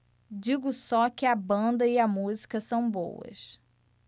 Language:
Portuguese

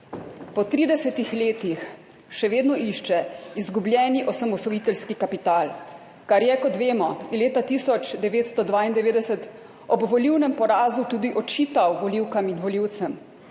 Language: Slovenian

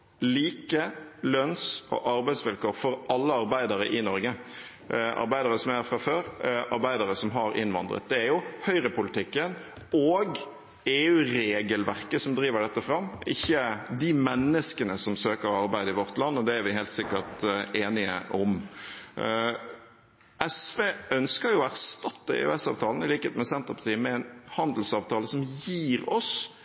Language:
Norwegian Bokmål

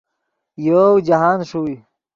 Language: Yidgha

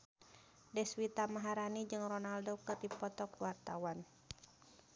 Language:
Sundanese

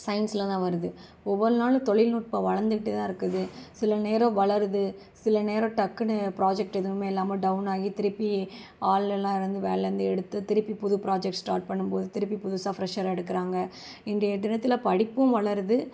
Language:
Tamil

